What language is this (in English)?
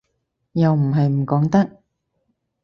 Cantonese